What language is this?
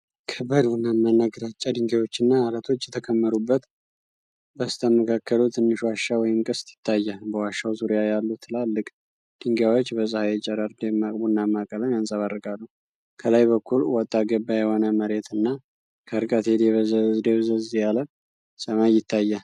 Amharic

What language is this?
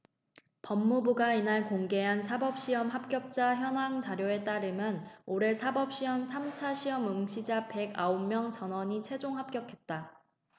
Korean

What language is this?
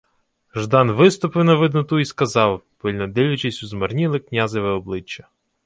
Ukrainian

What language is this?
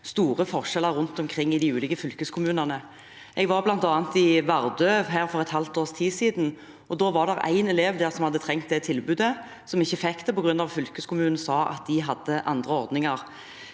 Norwegian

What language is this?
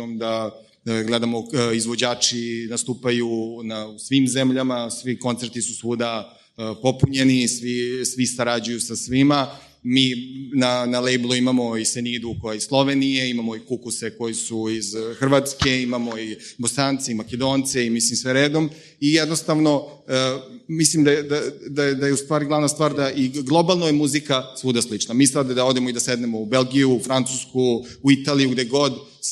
Croatian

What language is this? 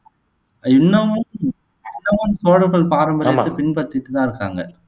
Tamil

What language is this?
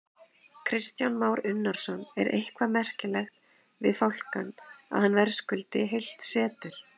Icelandic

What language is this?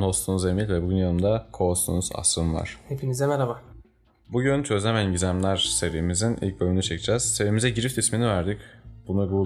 Turkish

